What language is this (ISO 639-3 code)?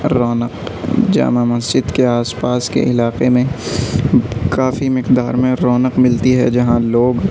urd